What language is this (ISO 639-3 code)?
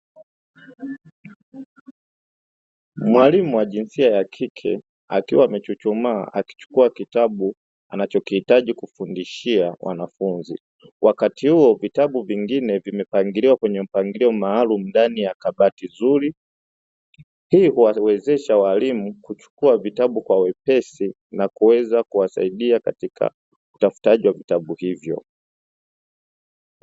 swa